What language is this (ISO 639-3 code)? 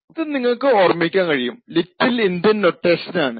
mal